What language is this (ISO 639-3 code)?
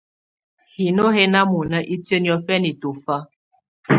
tvu